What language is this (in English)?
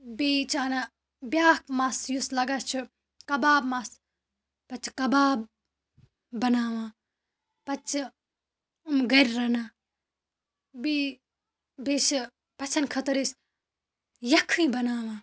Kashmiri